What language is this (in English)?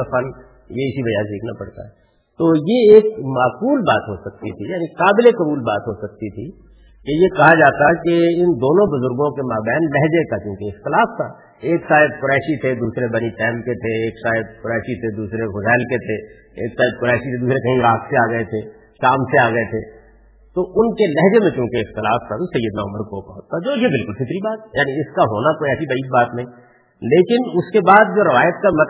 Urdu